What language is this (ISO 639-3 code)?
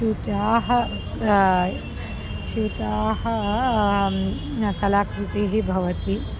san